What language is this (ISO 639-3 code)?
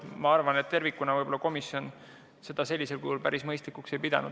est